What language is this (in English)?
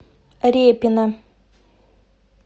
Russian